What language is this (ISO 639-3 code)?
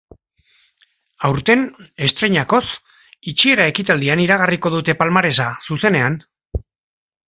eus